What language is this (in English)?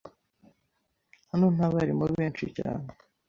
Kinyarwanda